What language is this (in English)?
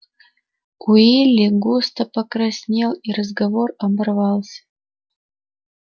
Russian